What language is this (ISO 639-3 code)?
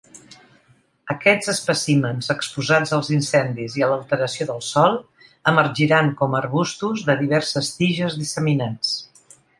cat